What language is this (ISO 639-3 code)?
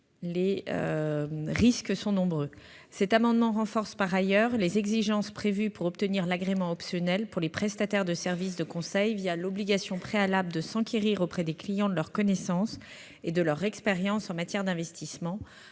fra